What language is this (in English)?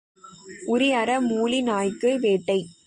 Tamil